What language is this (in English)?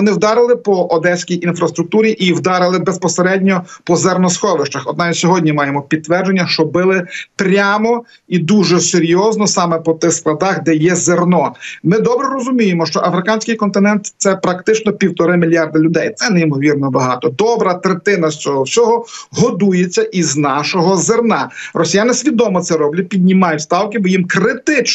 Ukrainian